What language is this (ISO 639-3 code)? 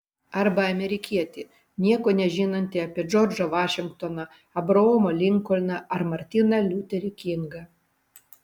lit